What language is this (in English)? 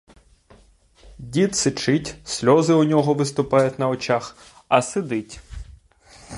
Ukrainian